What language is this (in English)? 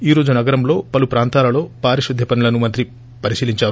Telugu